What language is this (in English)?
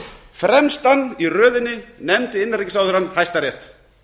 Icelandic